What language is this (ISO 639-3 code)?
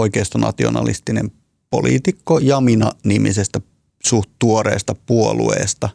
fin